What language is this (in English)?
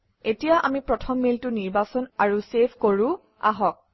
Assamese